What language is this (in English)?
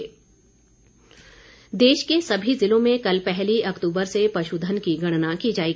Hindi